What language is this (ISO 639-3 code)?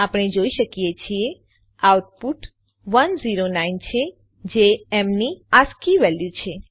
guj